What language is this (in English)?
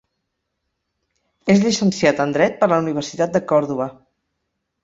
Catalan